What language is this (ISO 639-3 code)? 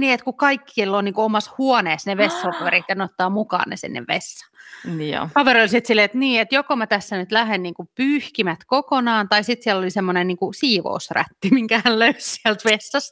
fin